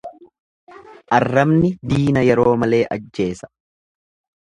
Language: Oromo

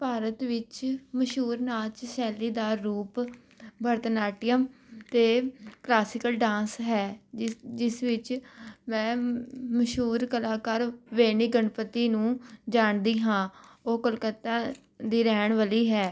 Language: Punjabi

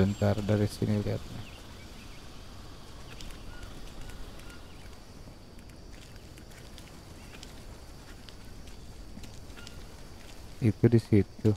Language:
Indonesian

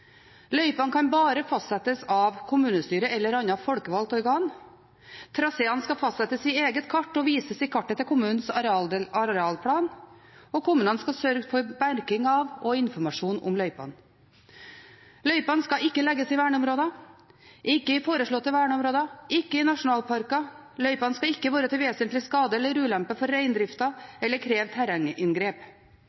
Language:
Norwegian Bokmål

